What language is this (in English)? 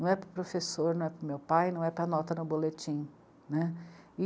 Portuguese